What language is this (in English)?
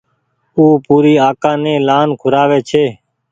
Goaria